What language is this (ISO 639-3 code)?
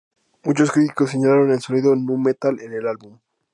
spa